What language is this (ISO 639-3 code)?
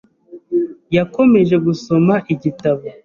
kin